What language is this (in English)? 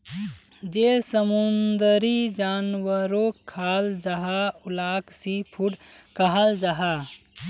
Magahi